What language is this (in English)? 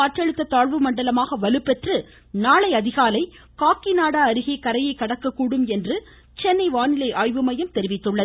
Tamil